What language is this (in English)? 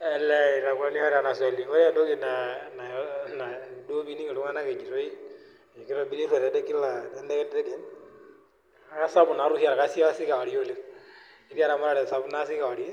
Masai